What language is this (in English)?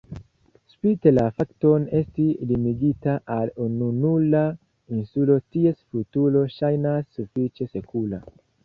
Esperanto